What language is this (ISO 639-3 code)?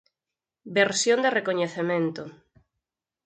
glg